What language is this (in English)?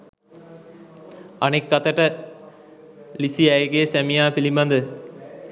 Sinhala